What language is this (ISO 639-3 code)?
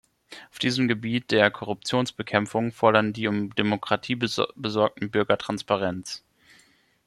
deu